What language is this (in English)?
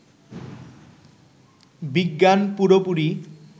Bangla